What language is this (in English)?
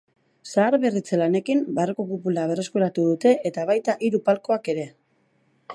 Basque